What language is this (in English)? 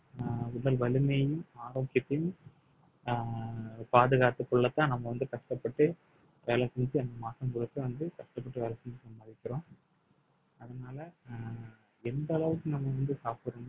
Tamil